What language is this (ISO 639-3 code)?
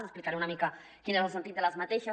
cat